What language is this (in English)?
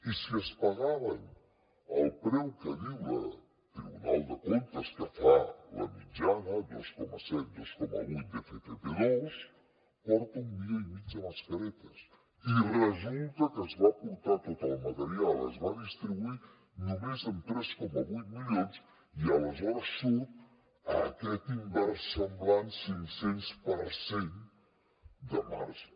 Catalan